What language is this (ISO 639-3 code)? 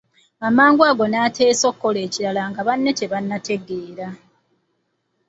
lug